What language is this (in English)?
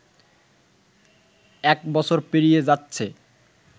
Bangla